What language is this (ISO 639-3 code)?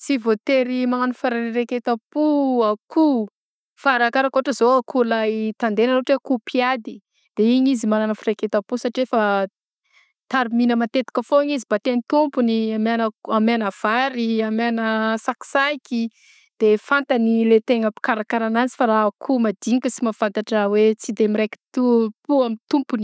bzc